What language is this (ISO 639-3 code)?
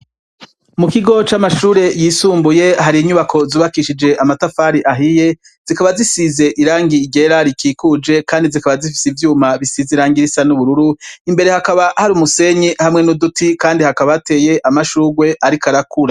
run